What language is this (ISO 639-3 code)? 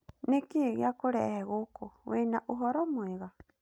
kik